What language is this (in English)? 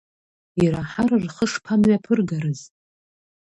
Abkhazian